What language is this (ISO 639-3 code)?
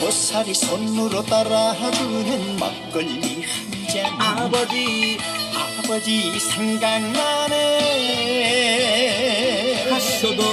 kor